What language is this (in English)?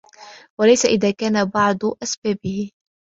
Arabic